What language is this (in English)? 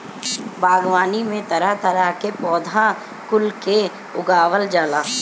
Bhojpuri